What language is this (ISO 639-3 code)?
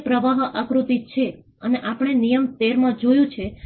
guj